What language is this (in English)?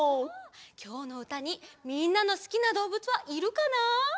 Japanese